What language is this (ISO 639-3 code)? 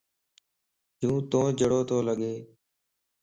lss